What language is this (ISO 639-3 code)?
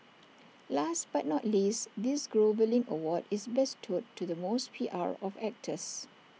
eng